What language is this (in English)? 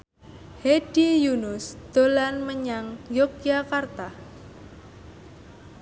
Javanese